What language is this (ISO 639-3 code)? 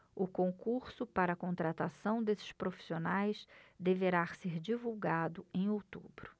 por